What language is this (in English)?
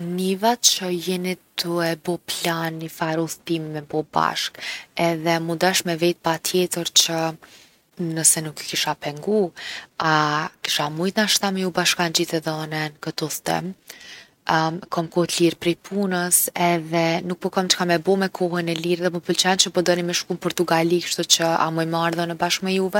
Gheg Albanian